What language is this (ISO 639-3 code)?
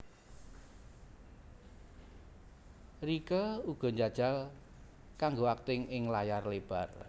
jav